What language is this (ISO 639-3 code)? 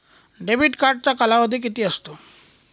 mar